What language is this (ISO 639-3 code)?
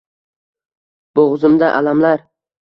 uzb